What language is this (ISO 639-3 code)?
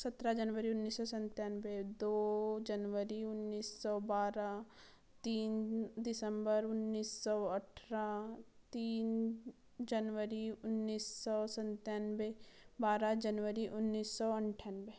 hin